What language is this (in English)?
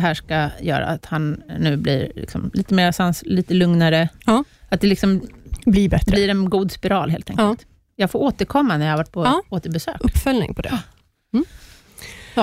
Swedish